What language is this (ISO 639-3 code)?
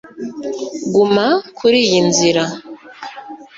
kin